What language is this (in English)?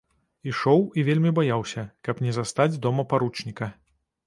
Belarusian